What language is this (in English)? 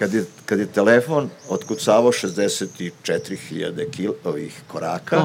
Croatian